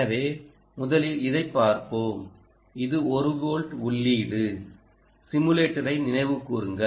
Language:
Tamil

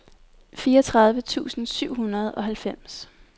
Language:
Danish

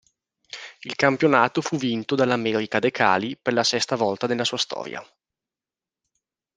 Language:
Italian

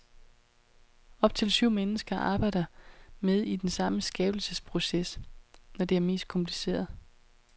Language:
Danish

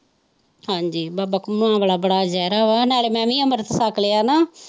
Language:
Punjabi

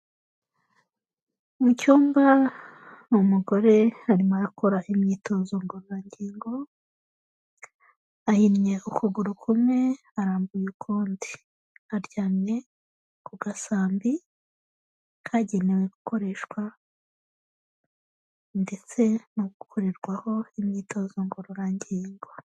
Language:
Kinyarwanda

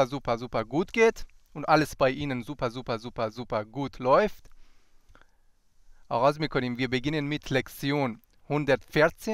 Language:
Persian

